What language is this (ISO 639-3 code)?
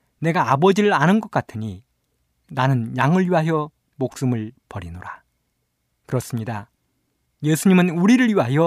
kor